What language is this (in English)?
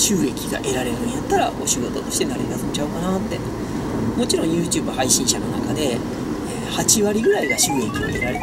Japanese